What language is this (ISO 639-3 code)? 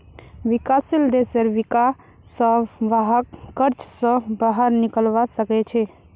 mag